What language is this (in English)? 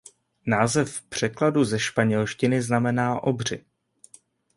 Czech